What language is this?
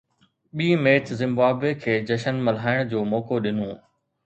Sindhi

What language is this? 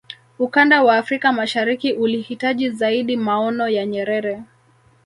Swahili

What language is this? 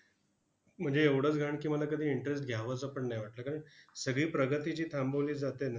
Marathi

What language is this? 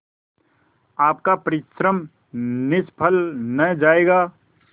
Hindi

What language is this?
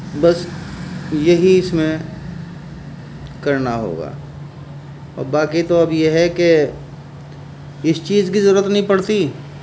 Urdu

